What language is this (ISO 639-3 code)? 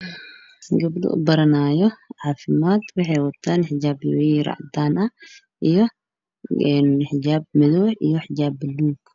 som